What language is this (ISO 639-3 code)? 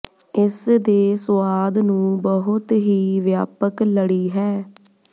pan